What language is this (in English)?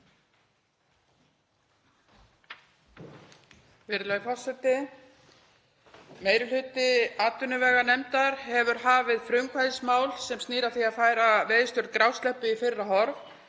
Icelandic